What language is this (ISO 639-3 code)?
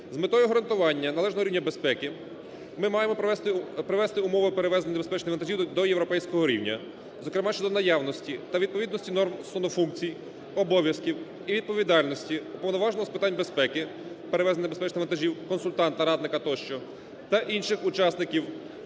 ukr